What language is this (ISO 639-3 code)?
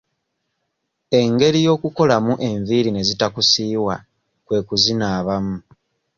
lug